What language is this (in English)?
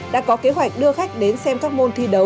Vietnamese